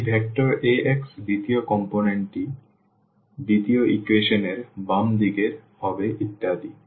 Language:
Bangla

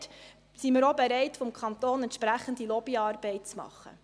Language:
Swiss German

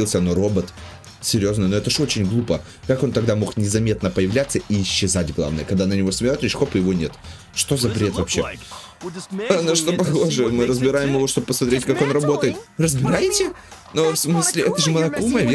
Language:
Russian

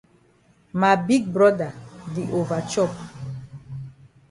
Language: Cameroon Pidgin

